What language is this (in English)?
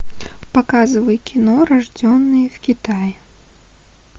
Russian